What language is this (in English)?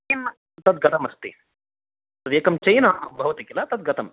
Sanskrit